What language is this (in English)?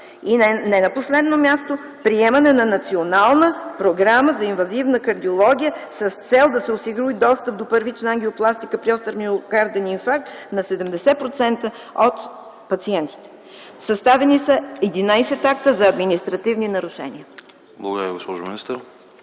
Bulgarian